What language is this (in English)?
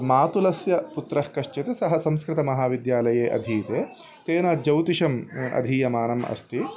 Sanskrit